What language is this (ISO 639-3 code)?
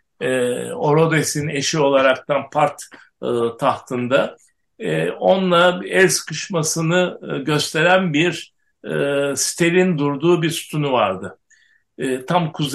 tur